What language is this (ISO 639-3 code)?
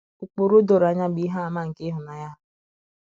ibo